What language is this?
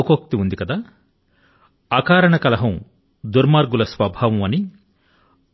Telugu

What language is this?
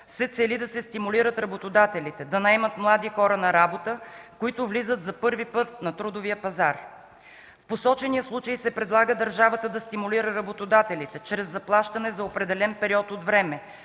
Bulgarian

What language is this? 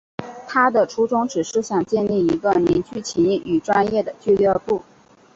Chinese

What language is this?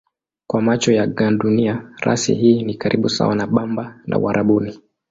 Swahili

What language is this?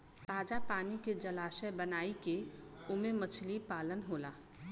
Bhojpuri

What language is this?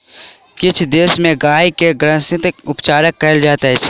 Maithili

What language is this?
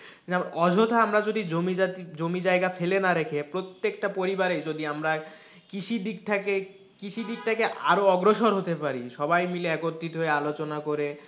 Bangla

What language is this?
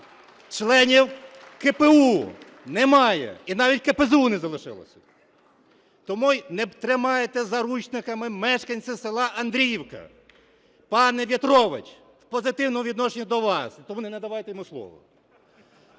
Ukrainian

